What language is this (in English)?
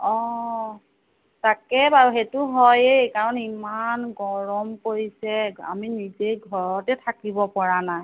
Assamese